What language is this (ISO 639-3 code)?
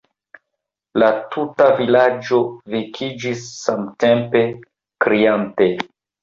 epo